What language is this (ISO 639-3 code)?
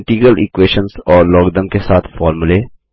hin